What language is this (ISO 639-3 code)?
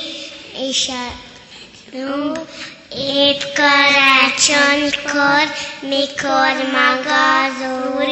hun